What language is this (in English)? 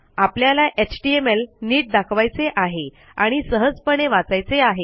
Marathi